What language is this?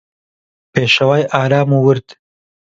Central Kurdish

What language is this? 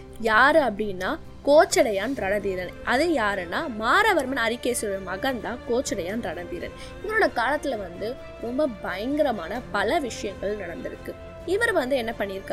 Tamil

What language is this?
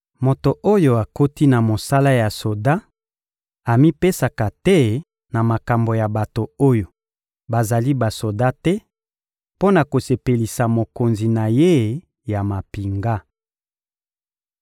Lingala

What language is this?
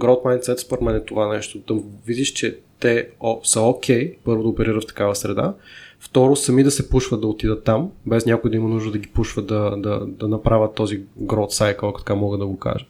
Bulgarian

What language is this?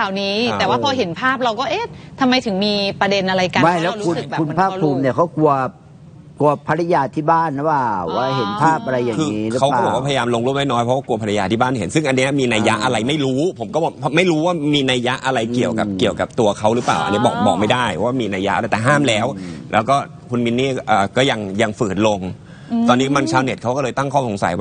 Thai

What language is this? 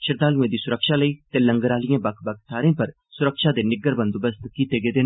Dogri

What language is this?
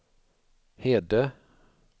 Swedish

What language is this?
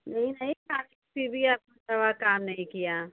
Hindi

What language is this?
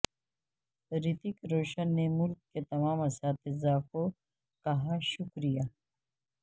Urdu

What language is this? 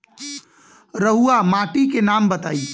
Bhojpuri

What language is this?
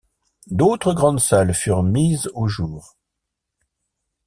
French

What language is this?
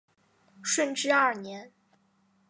Chinese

